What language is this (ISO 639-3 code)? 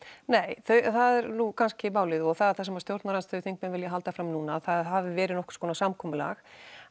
isl